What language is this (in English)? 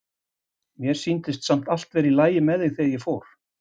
Icelandic